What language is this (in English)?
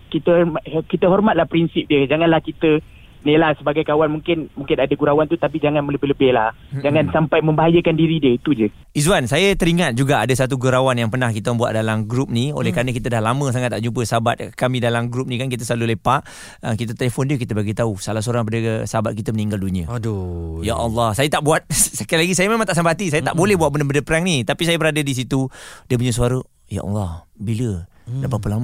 Malay